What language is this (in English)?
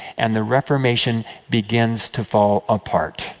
English